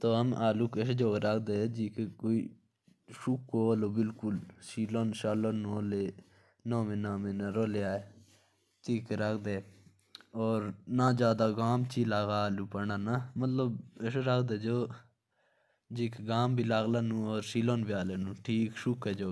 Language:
Jaunsari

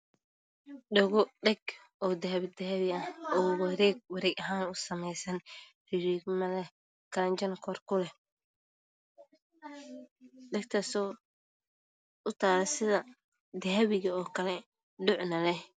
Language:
Somali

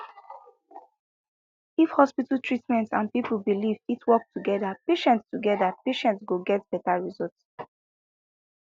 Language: Nigerian Pidgin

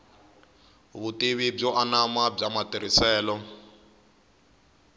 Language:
Tsonga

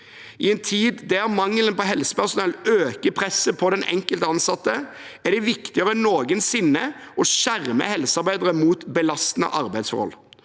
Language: Norwegian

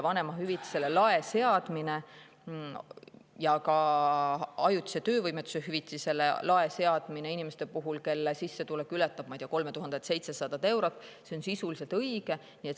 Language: Estonian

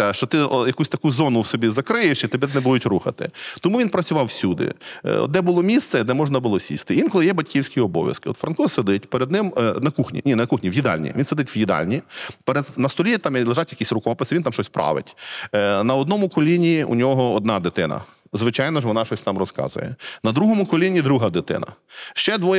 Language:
Ukrainian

